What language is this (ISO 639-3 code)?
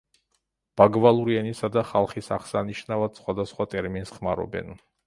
kat